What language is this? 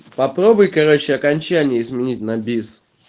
Russian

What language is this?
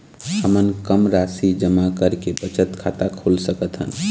Chhattisgarhi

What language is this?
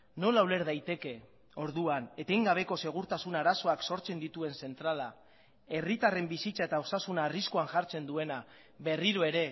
Basque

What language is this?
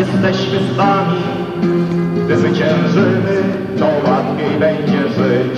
Polish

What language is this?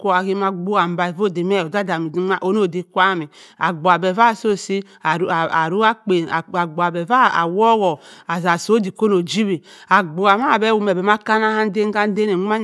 Cross River Mbembe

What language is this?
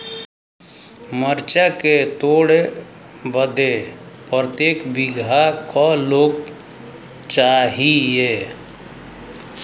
Bhojpuri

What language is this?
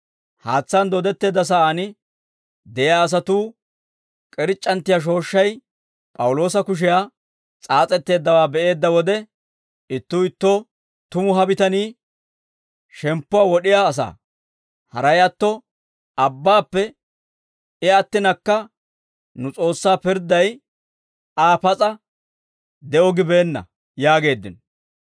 Dawro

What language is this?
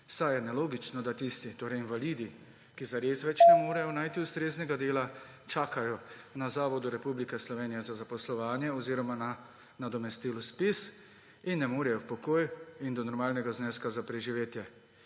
Slovenian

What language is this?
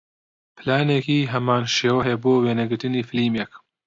Central Kurdish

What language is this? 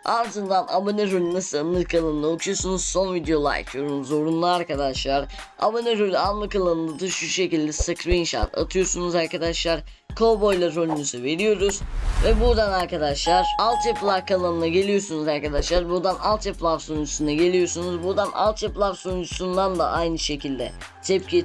Turkish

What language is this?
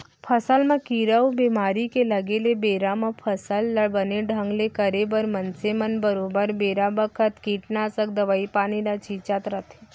Chhattisgarhi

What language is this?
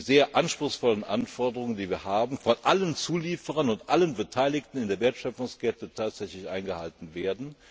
German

